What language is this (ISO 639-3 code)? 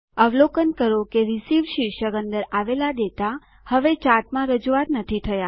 guj